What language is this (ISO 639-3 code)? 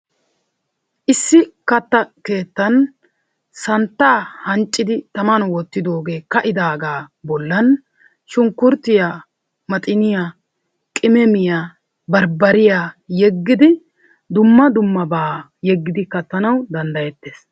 wal